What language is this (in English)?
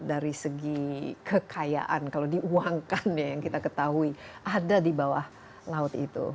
Indonesian